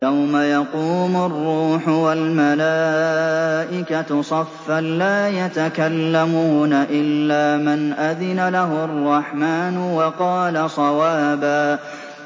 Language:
Arabic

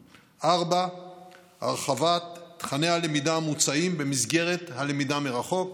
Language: Hebrew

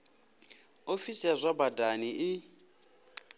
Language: Venda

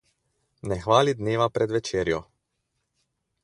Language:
Slovenian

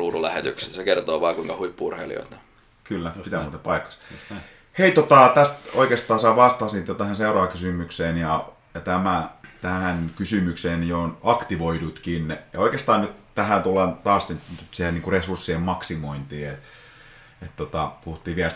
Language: Finnish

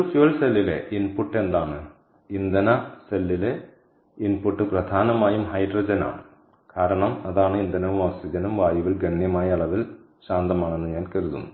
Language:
Malayalam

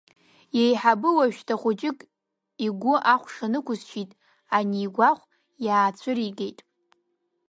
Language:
Abkhazian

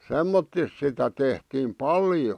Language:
Finnish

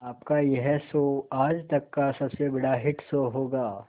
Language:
Hindi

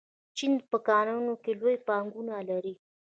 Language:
Pashto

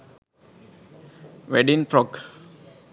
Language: Sinhala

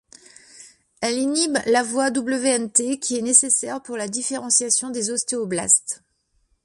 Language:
French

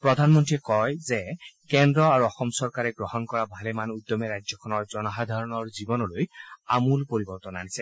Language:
Assamese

